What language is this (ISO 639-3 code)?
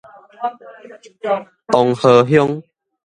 nan